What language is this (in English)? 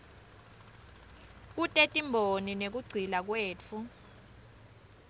Swati